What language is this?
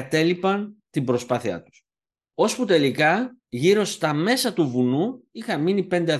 Greek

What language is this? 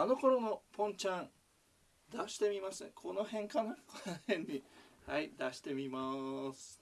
Japanese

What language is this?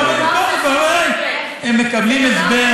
Hebrew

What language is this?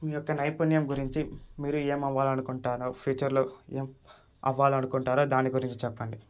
Telugu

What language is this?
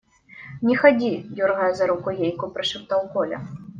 Russian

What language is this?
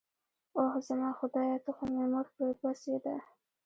Pashto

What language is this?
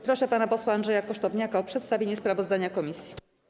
Polish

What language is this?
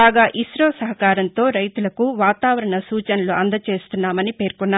Telugu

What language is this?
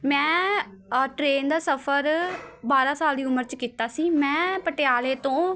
Punjabi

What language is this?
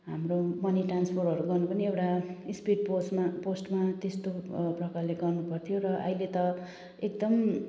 Nepali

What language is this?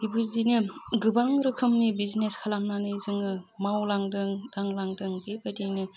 Bodo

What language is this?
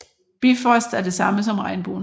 Danish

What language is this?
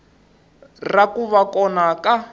Tsonga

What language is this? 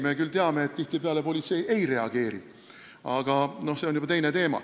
Estonian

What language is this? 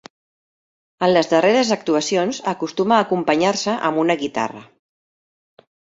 Catalan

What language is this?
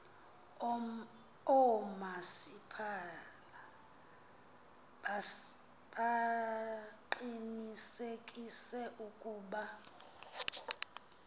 Xhosa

